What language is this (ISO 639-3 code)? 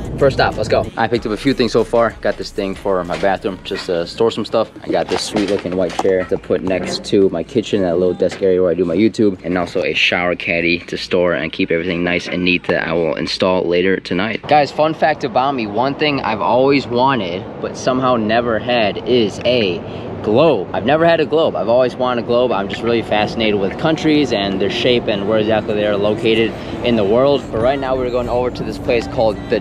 eng